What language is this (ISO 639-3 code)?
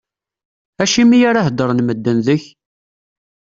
kab